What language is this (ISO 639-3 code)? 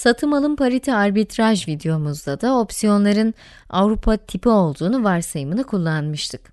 tur